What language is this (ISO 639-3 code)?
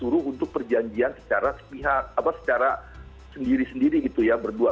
ind